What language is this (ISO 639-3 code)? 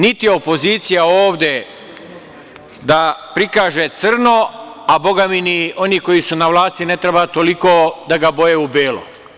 srp